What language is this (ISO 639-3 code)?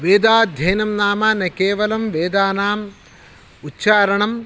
san